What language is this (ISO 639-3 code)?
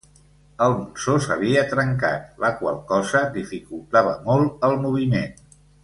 cat